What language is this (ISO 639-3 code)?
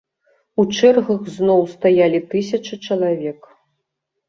bel